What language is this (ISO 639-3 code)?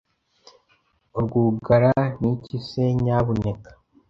kin